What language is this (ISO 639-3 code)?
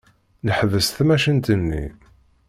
kab